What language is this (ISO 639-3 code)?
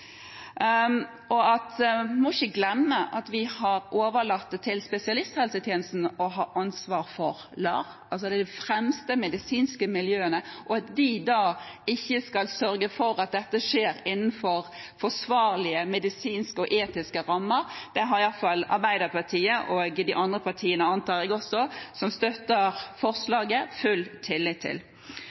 nob